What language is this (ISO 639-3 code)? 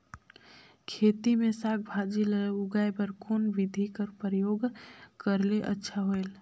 hne